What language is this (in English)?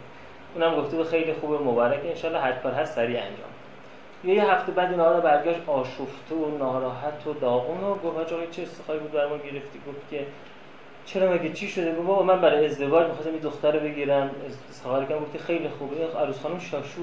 Persian